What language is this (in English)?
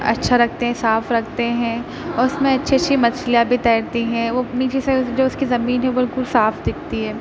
Urdu